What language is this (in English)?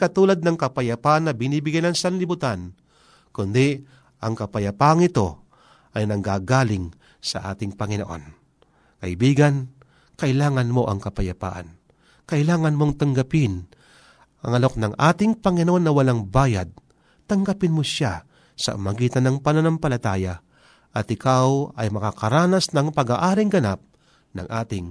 Filipino